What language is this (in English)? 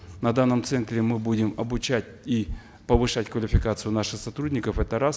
Kazakh